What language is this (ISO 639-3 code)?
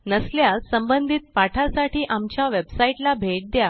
mar